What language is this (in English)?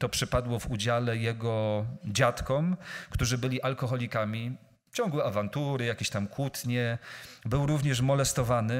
Polish